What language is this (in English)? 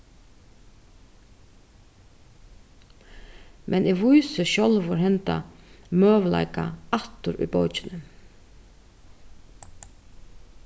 Faroese